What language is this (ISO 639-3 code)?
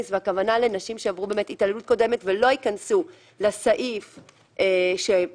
heb